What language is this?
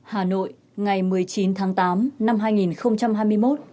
Vietnamese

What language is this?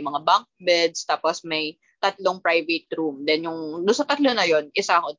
Filipino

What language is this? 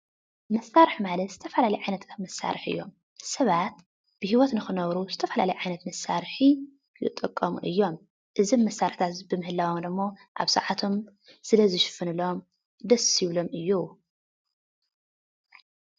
Tigrinya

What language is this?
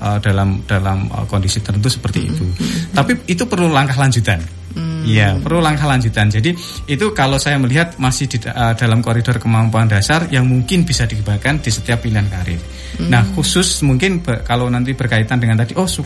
Indonesian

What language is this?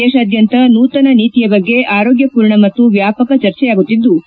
Kannada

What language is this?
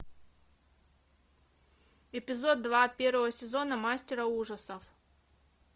Russian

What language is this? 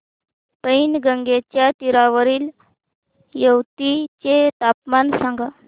Marathi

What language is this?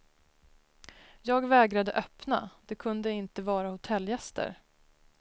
Swedish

